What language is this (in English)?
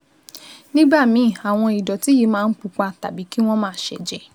Yoruba